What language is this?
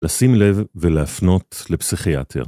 Hebrew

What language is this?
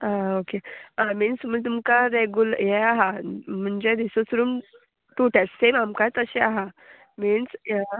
Konkani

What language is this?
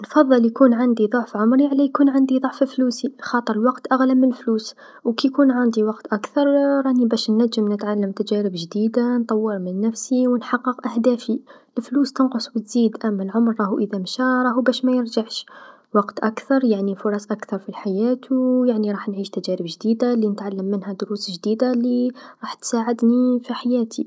Tunisian Arabic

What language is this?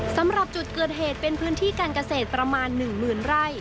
Thai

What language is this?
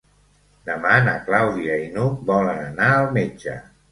Catalan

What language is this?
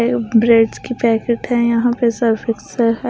Hindi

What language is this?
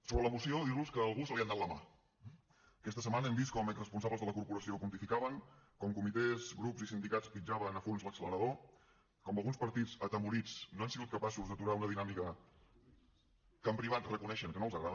Catalan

